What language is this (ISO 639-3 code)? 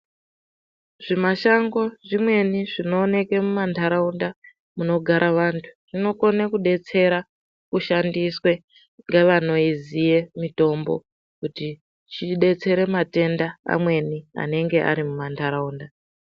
ndc